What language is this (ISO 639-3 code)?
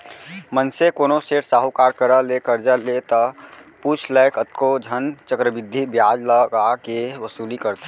hne